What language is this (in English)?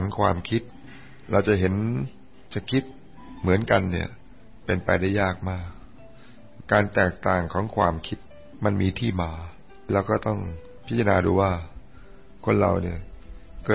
Thai